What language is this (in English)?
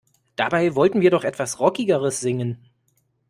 German